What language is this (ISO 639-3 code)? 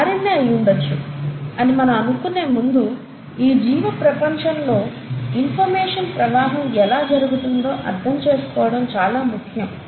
tel